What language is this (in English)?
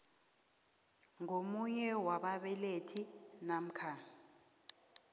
South Ndebele